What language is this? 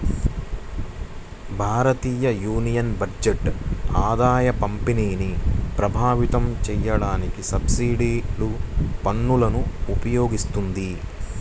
Telugu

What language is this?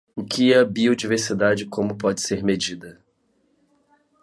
Portuguese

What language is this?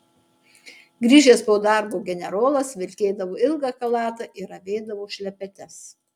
Lithuanian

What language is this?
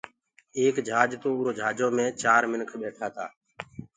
Gurgula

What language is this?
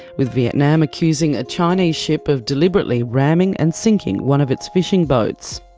English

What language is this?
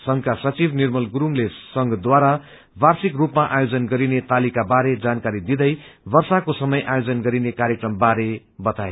Nepali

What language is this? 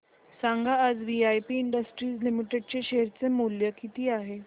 Marathi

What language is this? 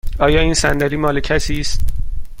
Persian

